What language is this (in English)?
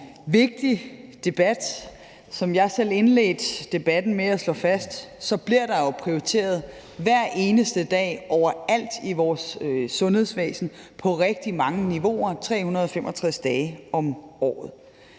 Danish